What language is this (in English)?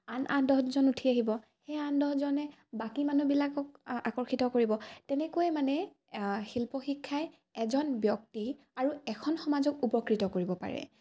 Assamese